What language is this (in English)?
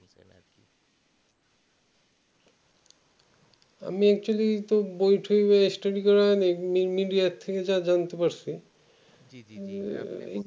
Bangla